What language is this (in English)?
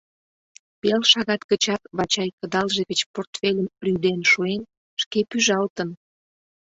Mari